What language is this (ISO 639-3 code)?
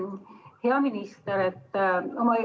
est